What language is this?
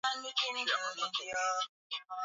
Swahili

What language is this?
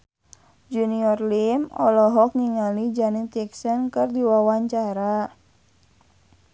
Sundanese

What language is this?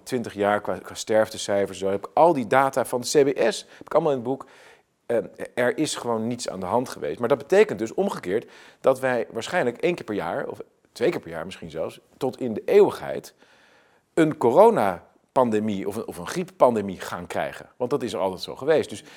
Dutch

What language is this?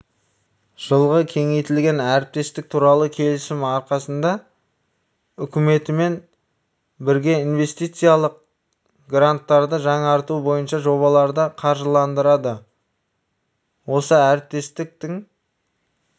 Kazakh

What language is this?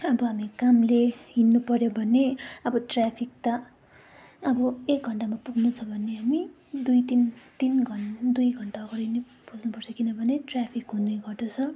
Nepali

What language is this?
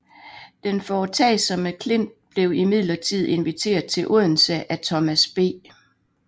Danish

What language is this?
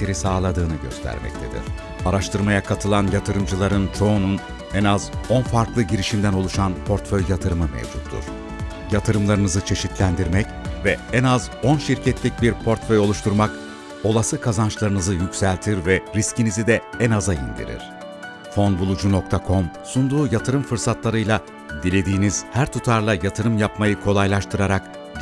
Turkish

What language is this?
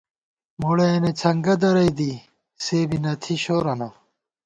Gawar-Bati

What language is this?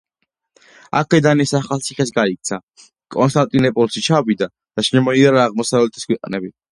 Georgian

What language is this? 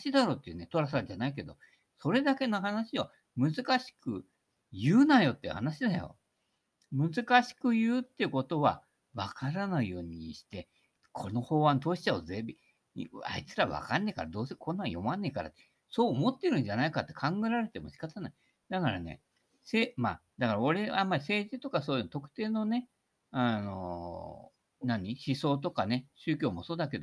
Japanese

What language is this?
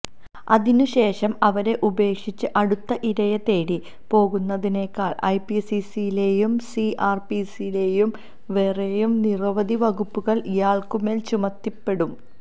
Malayalam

